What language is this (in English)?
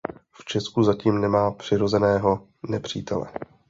Czech